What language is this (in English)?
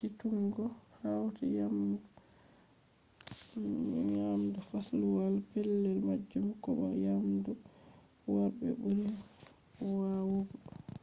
Fula